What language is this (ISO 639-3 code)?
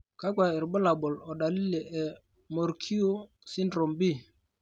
mas